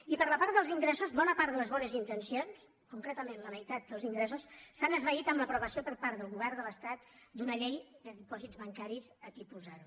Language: Catalan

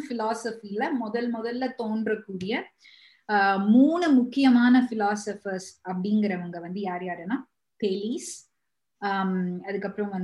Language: Tamil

